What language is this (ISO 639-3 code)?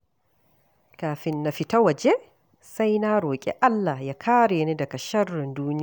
hau